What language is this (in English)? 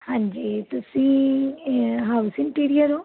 Punjabi